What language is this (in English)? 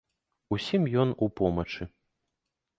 Belarusian